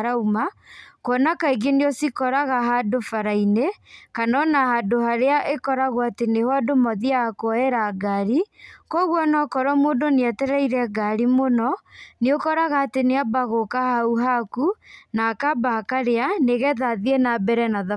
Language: Kikuyu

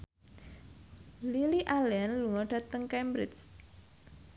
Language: Javanese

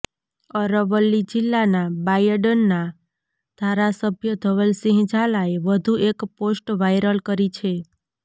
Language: Gujarati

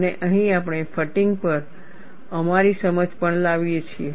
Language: Gujarati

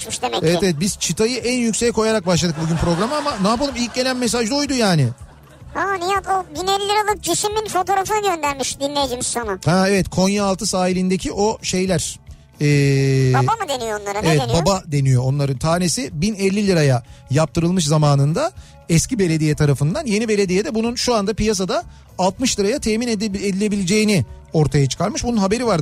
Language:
Turkish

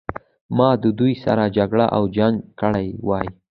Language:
Pashto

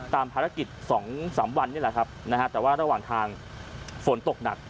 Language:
Thai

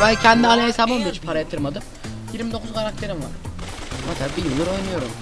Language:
Turkish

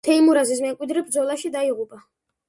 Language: Georgian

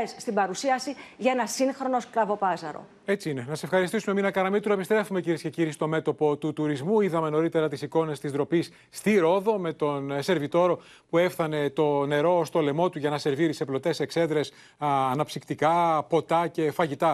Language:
Greek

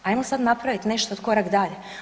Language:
Croatian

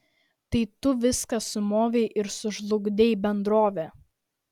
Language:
Lithuanian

